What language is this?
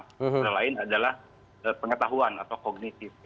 Indonesian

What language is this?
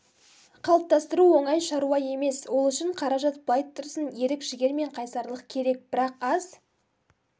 Kazakh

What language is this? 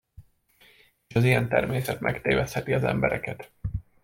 Hungarian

